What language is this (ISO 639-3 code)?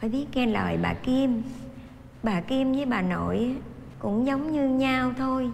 vie